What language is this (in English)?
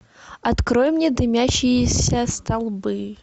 Russian